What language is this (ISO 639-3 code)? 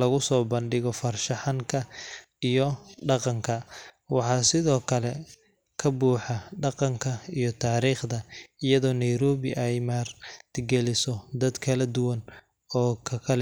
som